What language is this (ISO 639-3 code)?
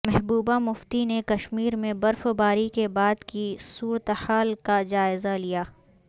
urd